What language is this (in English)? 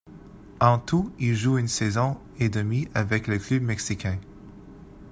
French